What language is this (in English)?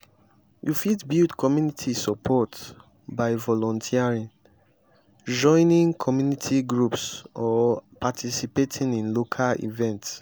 Nigerian Pidgin